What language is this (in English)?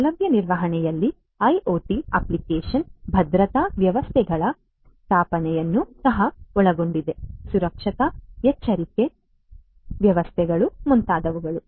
Kannada